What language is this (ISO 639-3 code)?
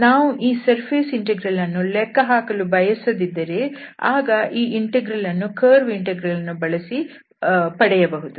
kan